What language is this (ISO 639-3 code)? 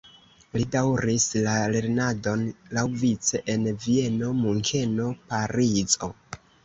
epo